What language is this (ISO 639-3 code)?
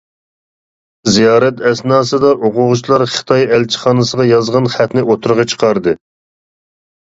uig